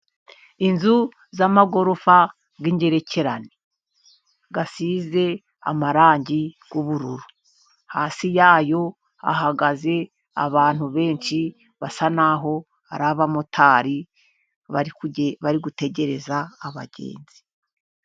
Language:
Kinyarwanda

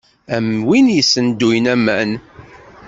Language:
Kabyle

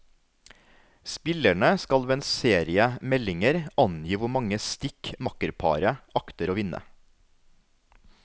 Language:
Norwegian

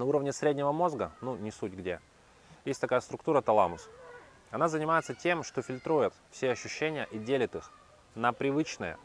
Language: Russian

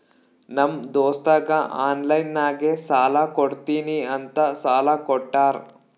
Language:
Kannada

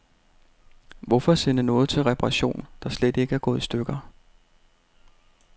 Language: Danish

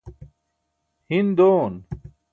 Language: Burushaski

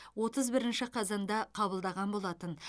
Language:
Kazakh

